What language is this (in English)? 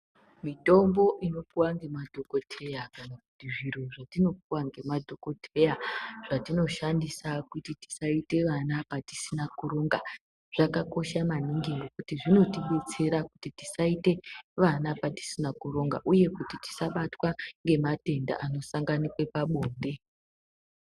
Ndau